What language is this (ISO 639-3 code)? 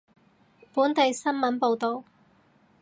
yue